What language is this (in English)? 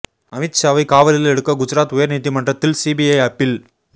Tamil